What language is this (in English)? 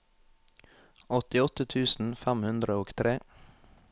Norwegian